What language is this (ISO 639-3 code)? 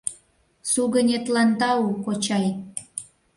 chm